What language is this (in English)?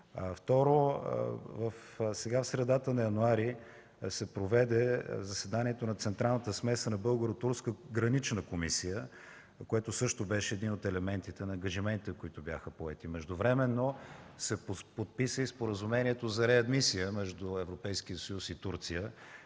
Bulgarian